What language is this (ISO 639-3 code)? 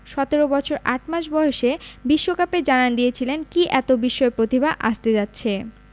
ben